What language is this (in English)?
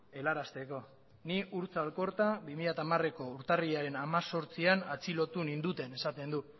Basque